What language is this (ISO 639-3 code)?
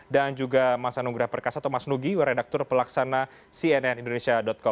ind